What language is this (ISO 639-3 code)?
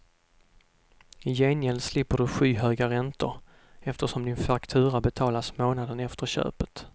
swe